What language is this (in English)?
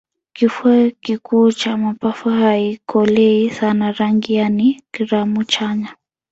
Swahili